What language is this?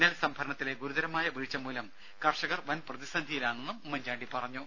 Malayalam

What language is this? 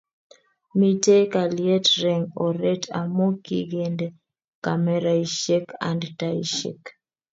Kalenjin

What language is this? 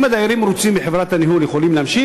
Hebrew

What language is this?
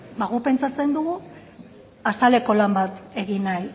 Basque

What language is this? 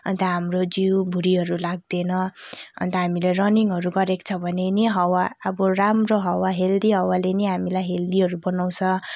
Nepali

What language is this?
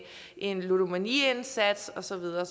Danish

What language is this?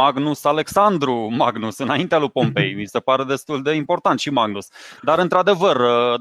Romanian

